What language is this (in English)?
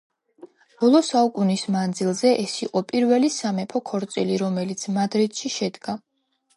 Georgian